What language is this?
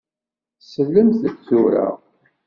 Kabyle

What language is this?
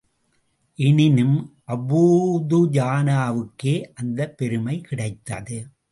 Tamil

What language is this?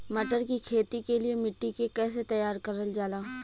Bhojpuri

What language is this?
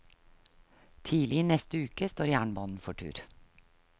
Norwegian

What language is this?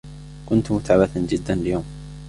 Arabic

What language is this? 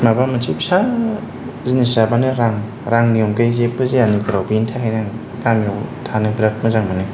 Bodo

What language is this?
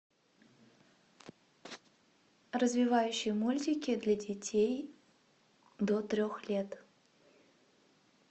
Russian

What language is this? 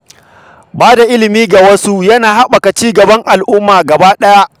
Hausa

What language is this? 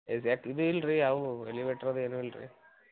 Kannada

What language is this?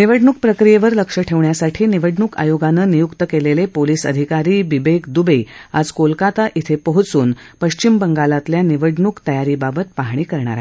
Marathi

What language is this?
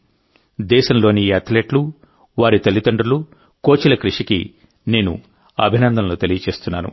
Telugu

